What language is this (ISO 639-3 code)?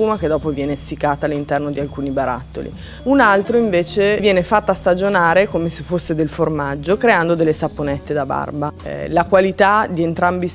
ita